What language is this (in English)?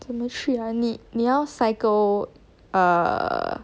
English